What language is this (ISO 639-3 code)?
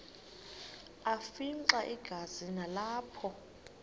xho